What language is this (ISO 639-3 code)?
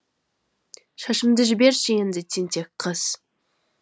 kaz